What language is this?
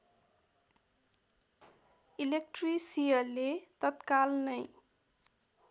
Nepali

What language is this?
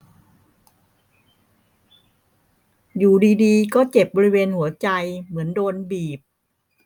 Thai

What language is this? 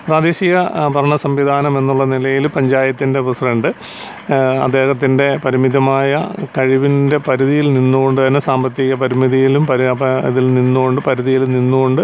Malayalam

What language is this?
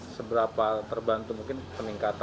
Indonesian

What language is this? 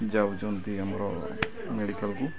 Odia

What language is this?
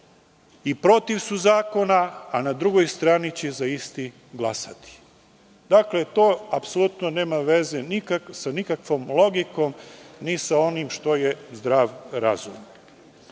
Serbian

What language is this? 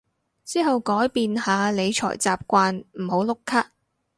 Cantonese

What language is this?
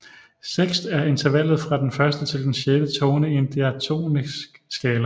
Danish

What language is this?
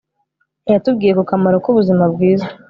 Kinyarwanda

